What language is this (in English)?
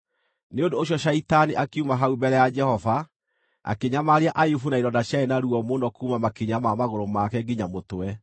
Kikuyu